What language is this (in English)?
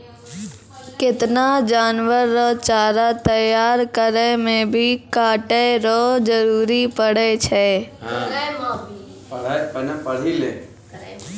Maithili